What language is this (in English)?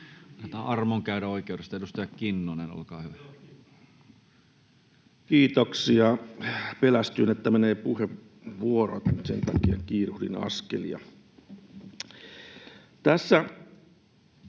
Finnish